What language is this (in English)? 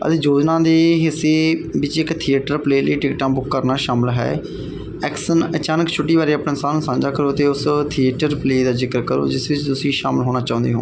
Punjabi